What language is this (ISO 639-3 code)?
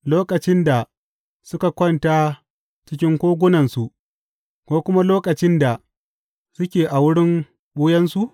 hau